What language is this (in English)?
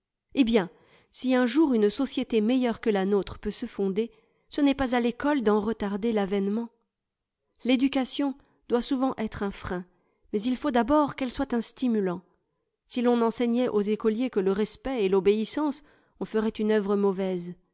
French